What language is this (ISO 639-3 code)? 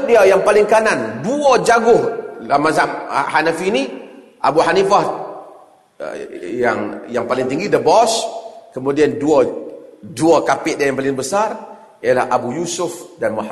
msa